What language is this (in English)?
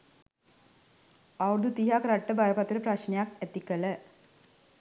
Sinhala